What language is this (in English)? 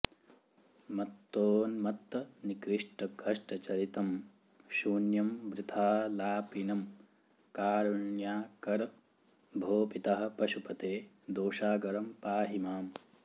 Sanskrit